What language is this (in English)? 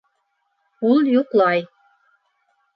Bashkir